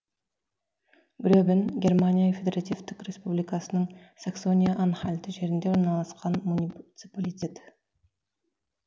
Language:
Kazakh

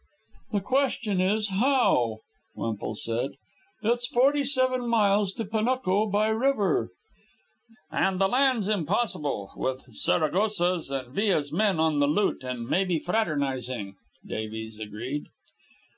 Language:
English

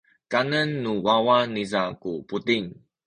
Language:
Sakizaya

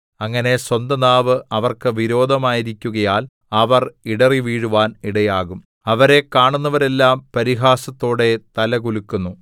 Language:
Malayalam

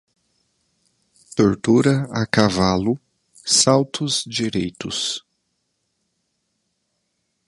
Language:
Portuguese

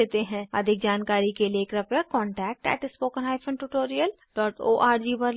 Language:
Hindi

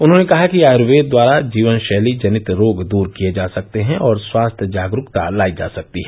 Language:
Hindi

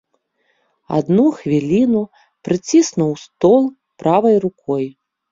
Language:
Belarusian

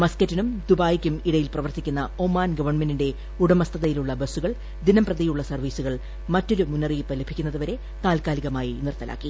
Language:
Malayalam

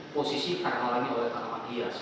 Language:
Indonesian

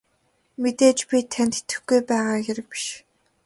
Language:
Mongolian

